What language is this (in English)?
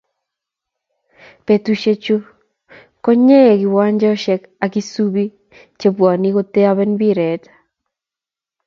Kalenjin